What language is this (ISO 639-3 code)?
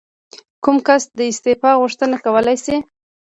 pus